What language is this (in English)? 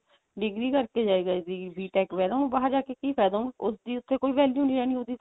Punjabi